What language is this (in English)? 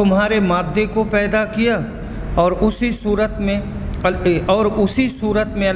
Hindi